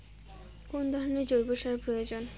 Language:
Bangla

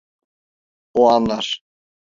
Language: Turkish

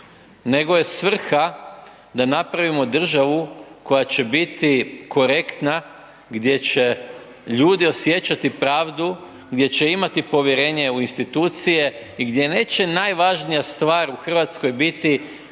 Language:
Croatian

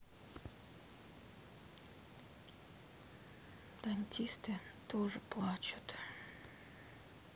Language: Russian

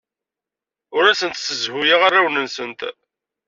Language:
Kabyle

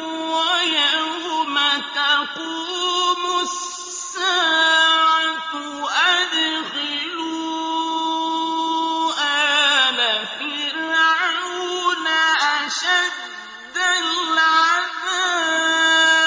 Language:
Arabic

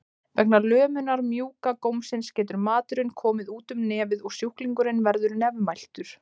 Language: Icelandic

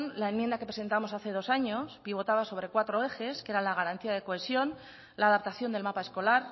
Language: Spanish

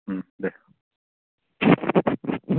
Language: Bodo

